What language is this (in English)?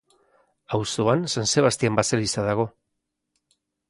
Basque